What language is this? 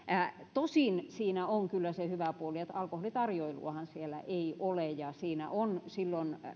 Finnish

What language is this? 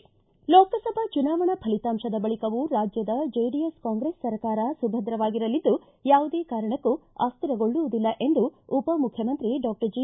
Kannada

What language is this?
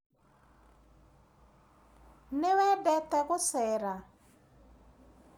Kikuyu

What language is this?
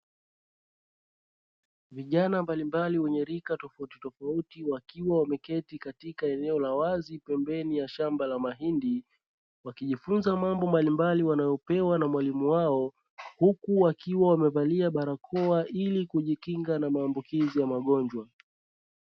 Swahili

